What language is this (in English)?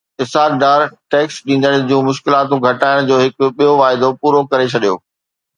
Sindhi